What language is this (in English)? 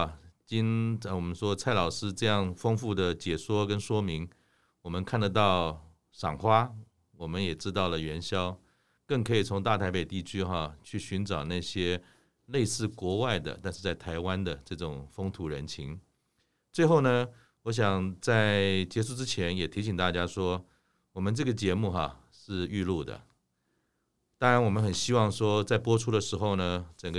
Chinese